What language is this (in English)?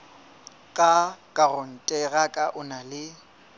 Southern Sotho